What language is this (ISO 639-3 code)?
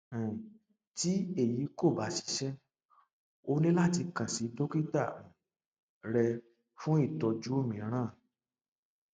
yor